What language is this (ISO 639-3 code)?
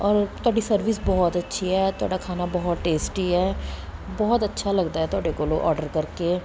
pan